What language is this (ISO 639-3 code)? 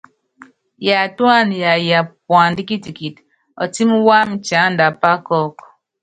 yav